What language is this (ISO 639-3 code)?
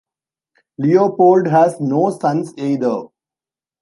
eng